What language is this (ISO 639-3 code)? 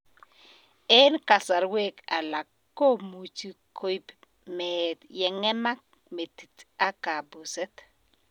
kln